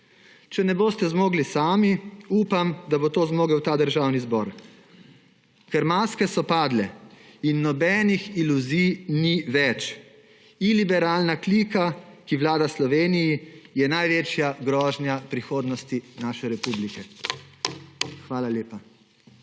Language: Slovenian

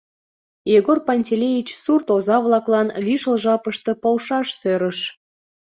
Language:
Mari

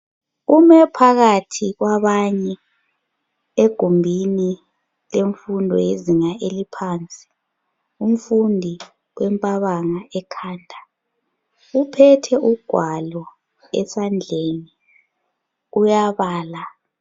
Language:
North Ndebele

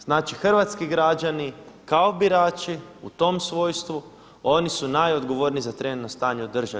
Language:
Croatian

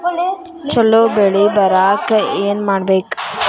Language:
Kannada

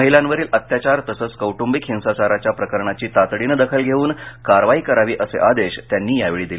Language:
Marathi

